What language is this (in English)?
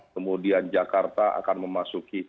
Indonesian